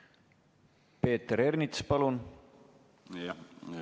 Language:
Estonian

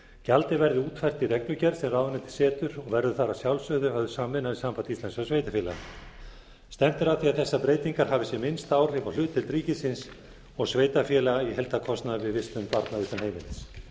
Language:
Icelandic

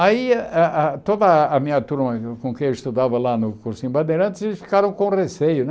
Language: Portuguese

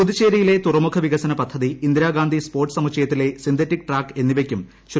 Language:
Malayalam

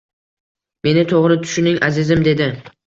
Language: Uzbek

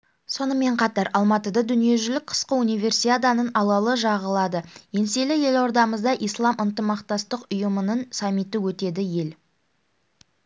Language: Kazakh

